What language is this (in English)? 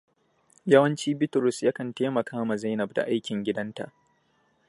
Hausa